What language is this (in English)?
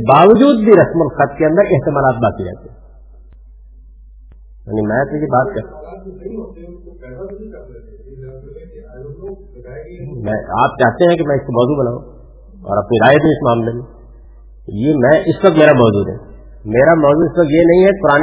Urdu